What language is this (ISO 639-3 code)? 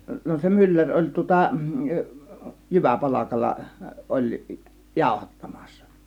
fin